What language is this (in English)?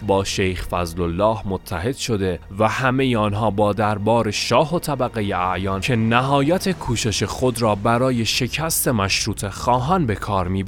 Persian